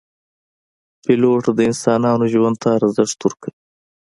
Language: Pashto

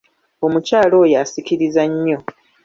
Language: Ganda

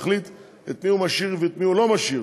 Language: Hebrew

